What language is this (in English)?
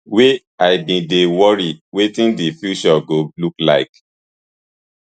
Nigerian Pidgin